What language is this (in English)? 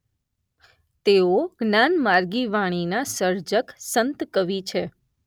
Gujarati